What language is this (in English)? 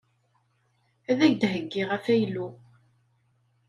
Kabyle